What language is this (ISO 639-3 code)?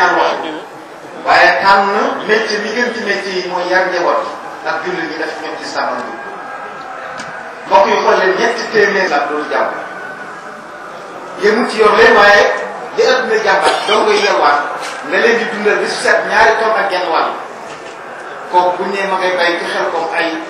ara